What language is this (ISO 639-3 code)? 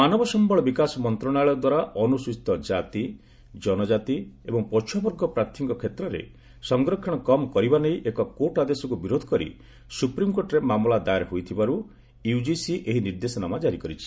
ori